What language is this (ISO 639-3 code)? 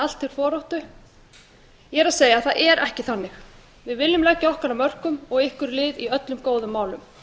isl